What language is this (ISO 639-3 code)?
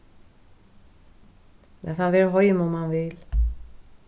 fao